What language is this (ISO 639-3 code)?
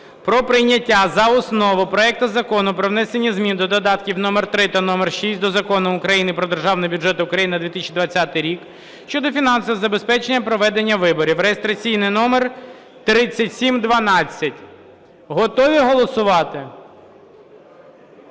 ukr